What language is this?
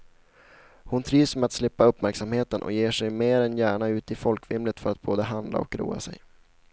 Swedish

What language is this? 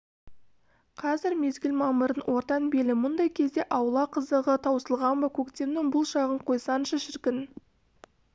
Kazakh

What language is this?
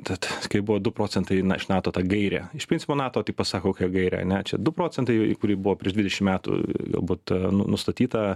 Lithuanian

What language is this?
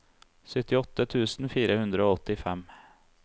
Norwegian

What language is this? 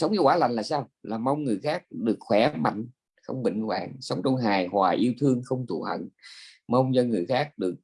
Vietnamese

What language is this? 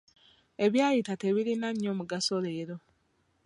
Ganda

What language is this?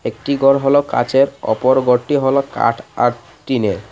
Bangla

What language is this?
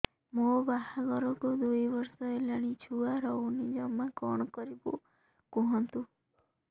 Odia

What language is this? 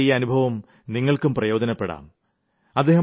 Malayalam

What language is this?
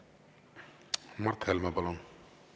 Estonian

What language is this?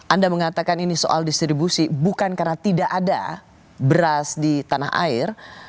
Indonesian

